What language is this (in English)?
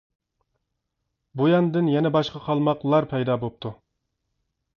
Uyghur